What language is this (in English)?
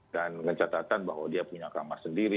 Indonesian